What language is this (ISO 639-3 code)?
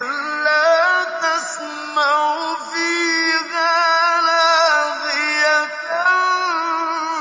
ara